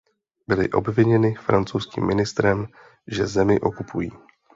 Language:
Czech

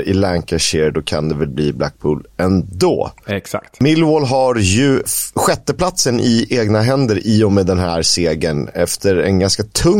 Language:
Swedish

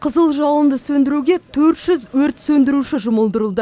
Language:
Kazakh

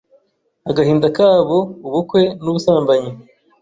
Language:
Kinyarwanda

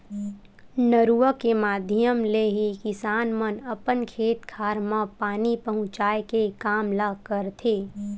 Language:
Chhattisgarhi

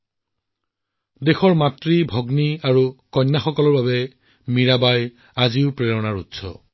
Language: Assamese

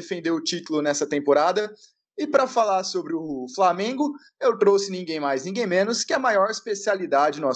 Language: Portuguese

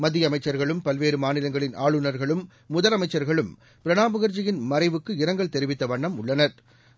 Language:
Tamil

